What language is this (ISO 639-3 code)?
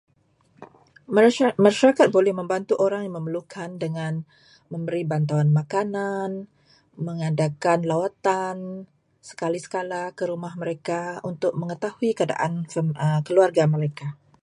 msa